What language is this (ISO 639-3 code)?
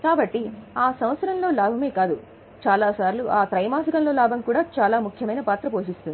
tel